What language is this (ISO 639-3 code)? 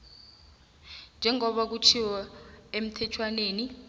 nbl